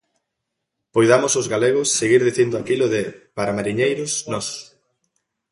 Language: Galician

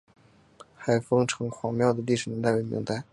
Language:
Chinese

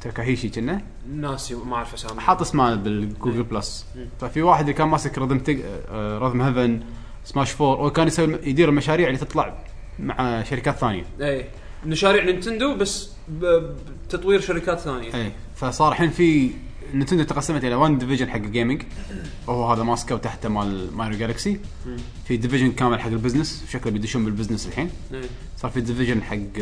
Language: Arabic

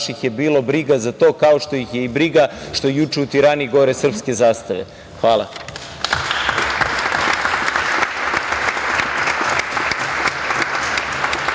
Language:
Serbian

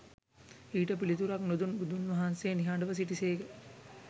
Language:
Sinhala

